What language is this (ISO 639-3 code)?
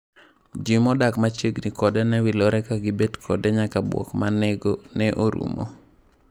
luo